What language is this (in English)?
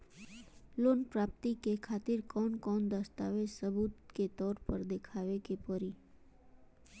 Bhojpuri